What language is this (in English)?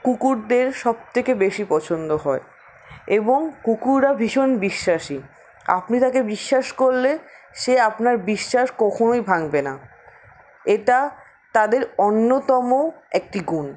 Bangla